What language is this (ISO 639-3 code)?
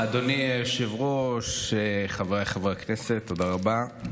heb